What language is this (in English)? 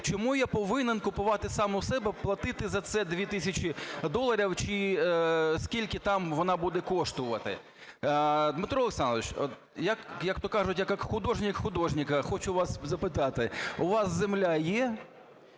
Ukrainian